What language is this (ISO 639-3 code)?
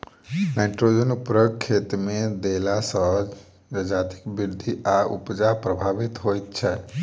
mai